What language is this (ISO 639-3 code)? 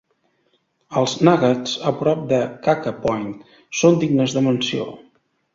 cat